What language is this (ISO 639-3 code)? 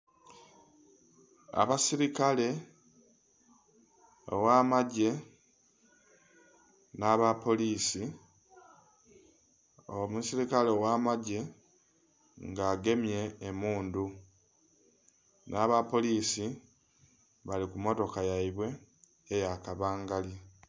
xog